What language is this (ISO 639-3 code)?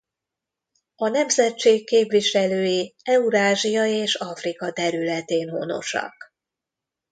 hun